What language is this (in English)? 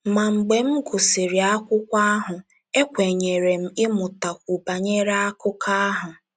Igbo